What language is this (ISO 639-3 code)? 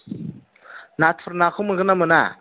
brx